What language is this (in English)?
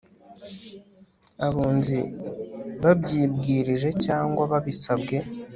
Kinyarwanda